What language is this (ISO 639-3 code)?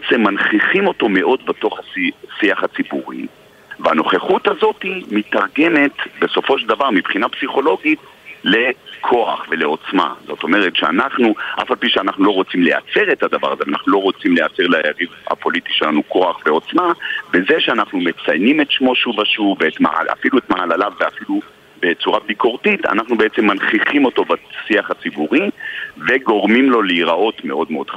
heb